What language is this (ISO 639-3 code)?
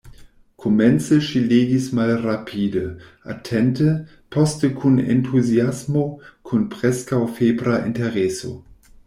epo